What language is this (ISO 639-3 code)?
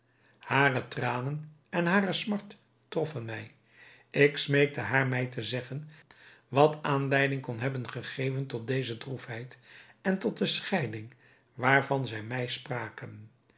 nld